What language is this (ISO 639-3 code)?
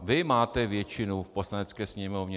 ces